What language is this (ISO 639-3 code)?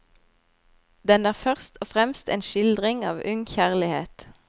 nor